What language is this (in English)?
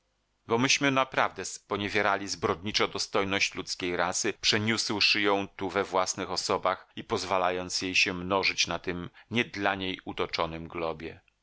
Polish